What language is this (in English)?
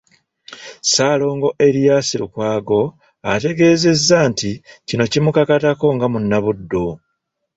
Ganda